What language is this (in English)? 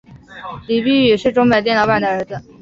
Chinese